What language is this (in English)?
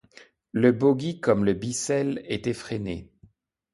French